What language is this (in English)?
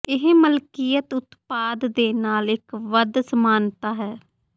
Punjabi